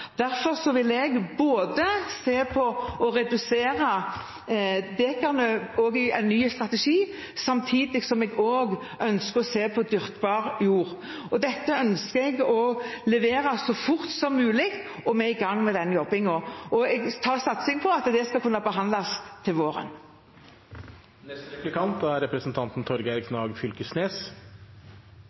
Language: Norwegian Bokmål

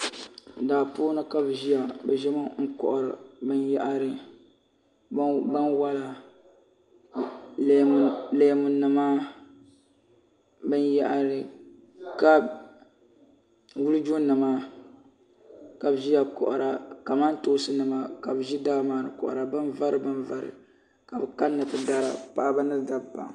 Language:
Dagbani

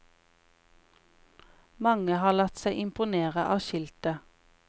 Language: Norwegian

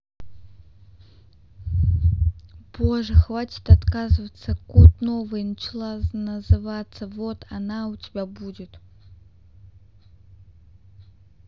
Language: Russian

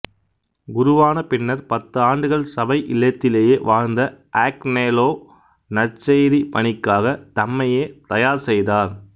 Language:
Tamil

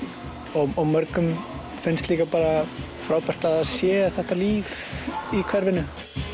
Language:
Icelandic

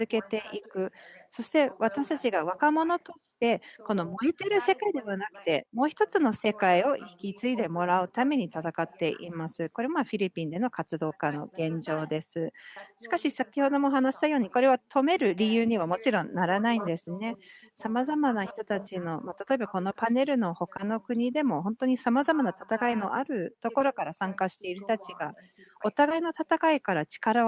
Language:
Japanese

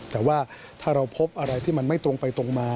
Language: Thai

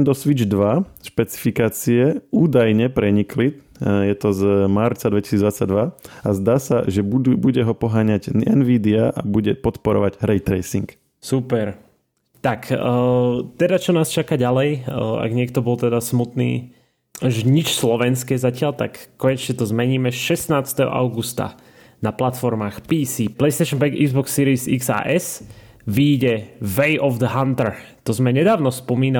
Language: Slovak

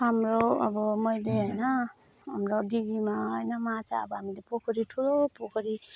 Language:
Nepali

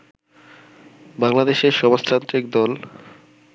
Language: Bangla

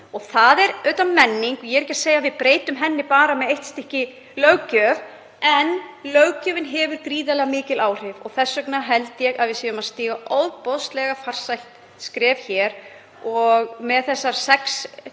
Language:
Icelandic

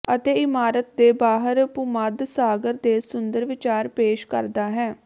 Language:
Punjabi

